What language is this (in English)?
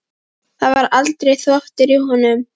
Icelandic